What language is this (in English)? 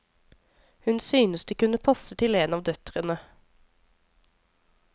Norwegian